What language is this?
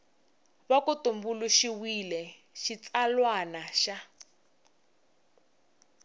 Tsonga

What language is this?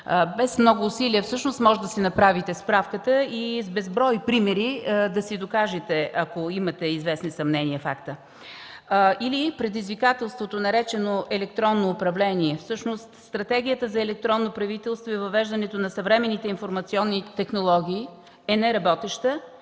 Bulgarian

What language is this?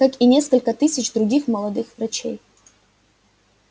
Russian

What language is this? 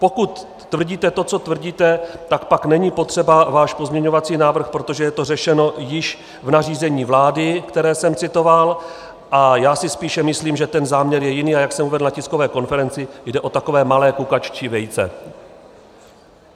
Czech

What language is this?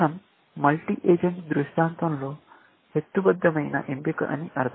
Telugu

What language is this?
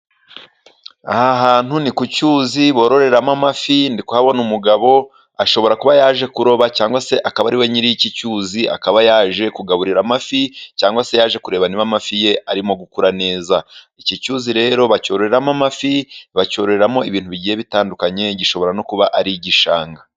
Kinyarwanda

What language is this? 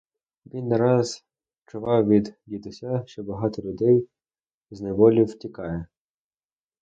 Ukrainian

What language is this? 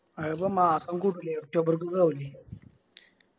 Malayalam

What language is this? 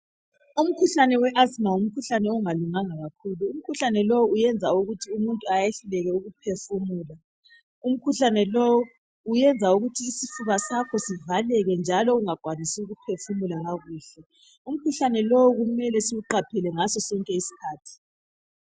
North Ndebele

